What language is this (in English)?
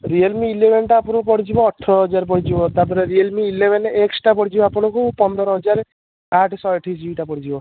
Odia